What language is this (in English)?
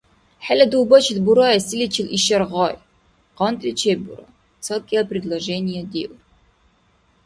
Dargwa